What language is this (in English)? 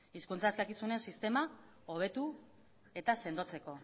Basque